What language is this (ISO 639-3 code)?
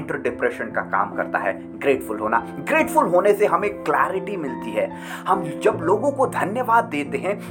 hin